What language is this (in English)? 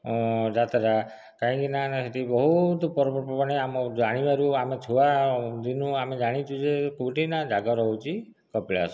Odia